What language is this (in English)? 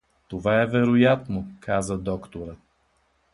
Bulgarian